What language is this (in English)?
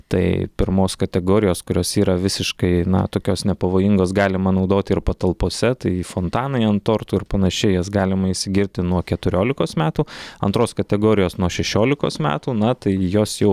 Lithuanian